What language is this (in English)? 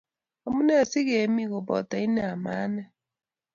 Kalenjin